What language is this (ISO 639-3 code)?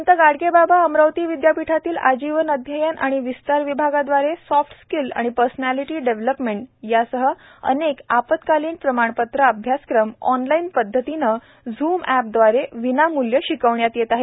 mar